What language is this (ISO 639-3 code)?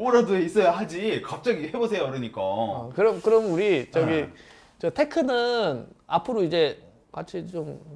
kor